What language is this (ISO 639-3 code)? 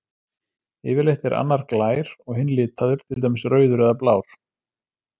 isl